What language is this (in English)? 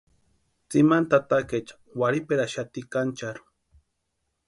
Western Highland Purepecha